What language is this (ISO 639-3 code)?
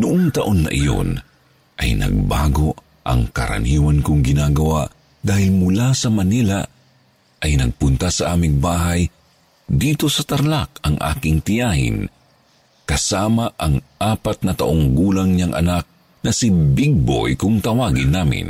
fil